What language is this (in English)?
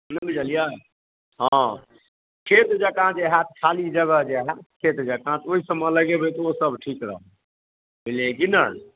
Maithili